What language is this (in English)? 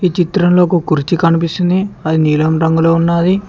Telugu